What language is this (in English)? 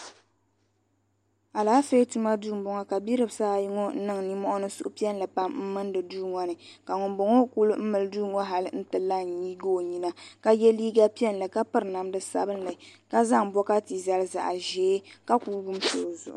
Dagbani